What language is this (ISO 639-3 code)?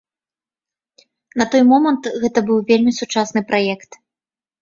bel